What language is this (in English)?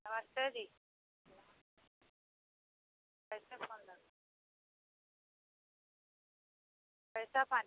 Hindi